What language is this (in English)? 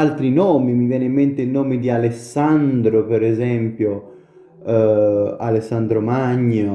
Italian